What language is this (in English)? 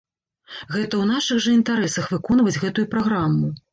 Belarusian